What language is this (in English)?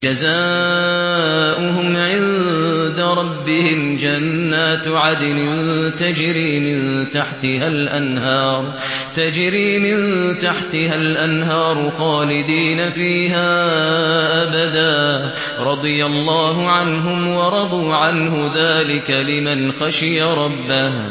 Arabic